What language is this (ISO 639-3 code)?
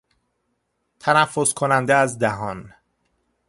fas